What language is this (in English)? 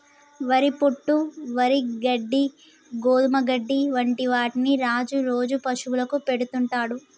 Telugu